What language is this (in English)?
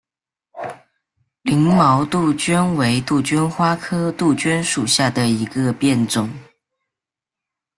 Chinese